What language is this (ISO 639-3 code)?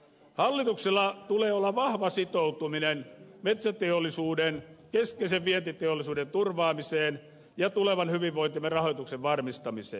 fin